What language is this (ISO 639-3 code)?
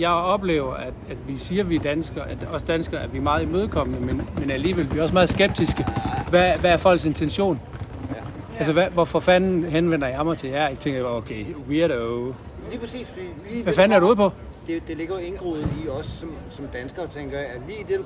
dan